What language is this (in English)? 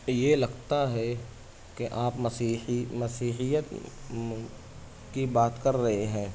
Urdu